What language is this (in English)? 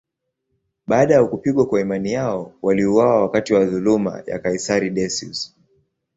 Swahili